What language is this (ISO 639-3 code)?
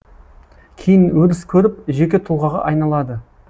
kaz